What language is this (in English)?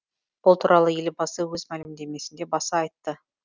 Kazakh